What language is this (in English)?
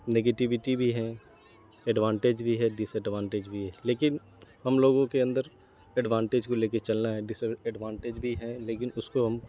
Urdu